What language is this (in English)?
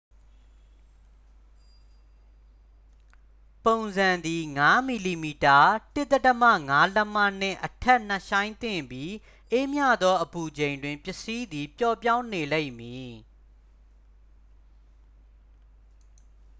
Burmese